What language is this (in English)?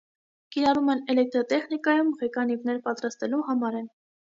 Armenian